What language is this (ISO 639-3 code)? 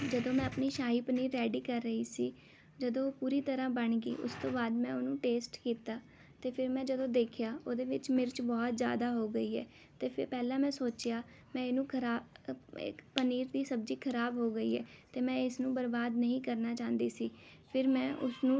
pan